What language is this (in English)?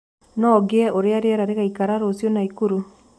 Kikuyu